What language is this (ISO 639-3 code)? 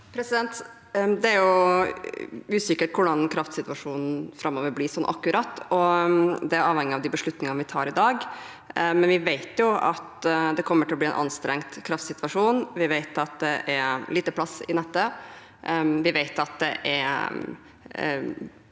nor